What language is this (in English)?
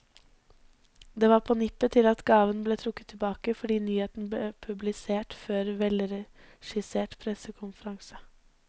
Norwegian